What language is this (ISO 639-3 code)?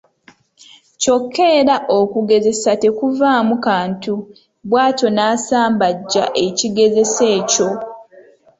lug